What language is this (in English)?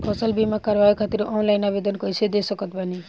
Bhojpuri